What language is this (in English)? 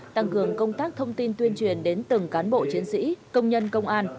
Vietnamese